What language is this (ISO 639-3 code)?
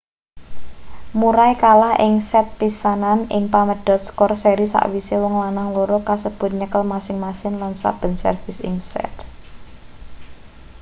jav